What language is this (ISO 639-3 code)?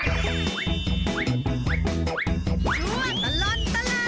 tha